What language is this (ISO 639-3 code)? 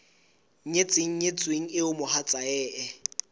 sot